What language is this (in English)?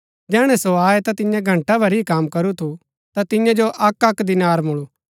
Gaddi